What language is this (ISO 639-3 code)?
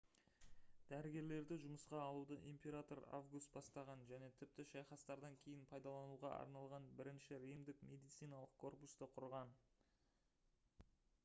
kaz